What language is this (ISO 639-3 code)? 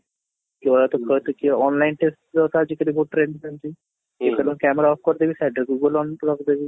ori